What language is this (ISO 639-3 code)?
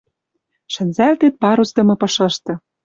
mrj